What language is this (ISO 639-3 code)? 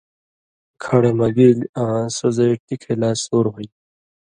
mvy